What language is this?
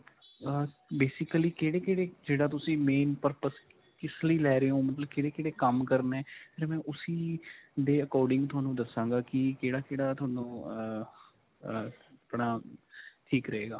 Punjabi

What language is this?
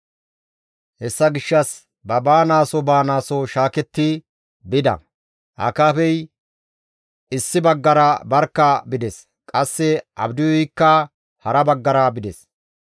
Gamo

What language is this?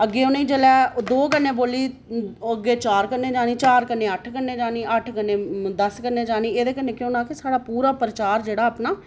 Dogri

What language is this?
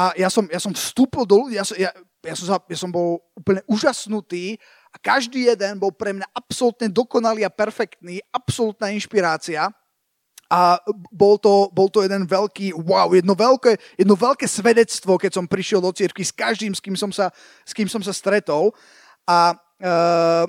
Slovak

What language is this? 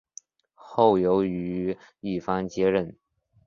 Chinese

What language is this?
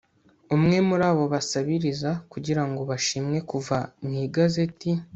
Kinyarwanda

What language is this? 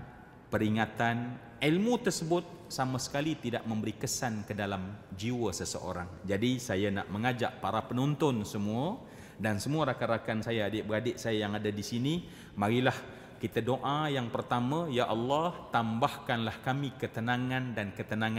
Malay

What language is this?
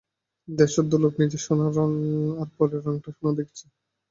Bangla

